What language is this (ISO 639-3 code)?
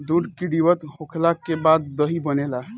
bho